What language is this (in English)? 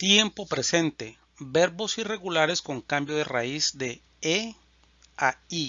Spanish